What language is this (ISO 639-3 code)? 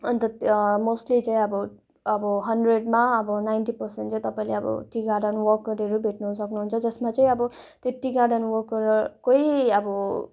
nep